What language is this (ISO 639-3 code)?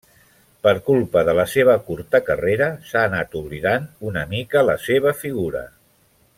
cat